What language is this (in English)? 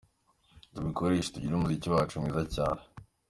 Kinyarwanda